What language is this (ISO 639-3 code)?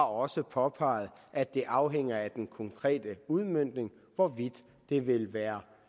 dan